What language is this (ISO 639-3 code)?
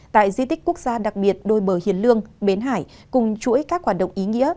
vie